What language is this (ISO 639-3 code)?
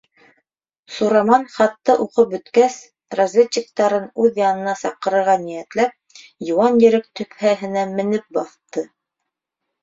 bak